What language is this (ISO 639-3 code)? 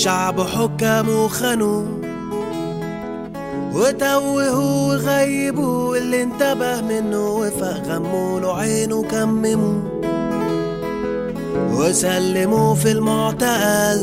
ara